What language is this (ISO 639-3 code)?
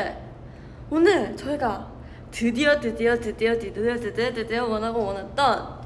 kor